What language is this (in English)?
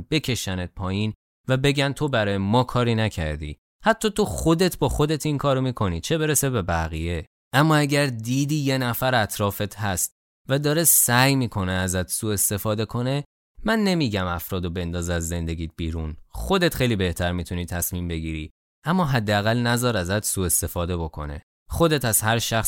Persian